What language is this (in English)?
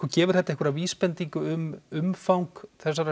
Icelandic